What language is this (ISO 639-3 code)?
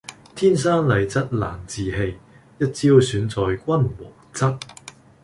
yue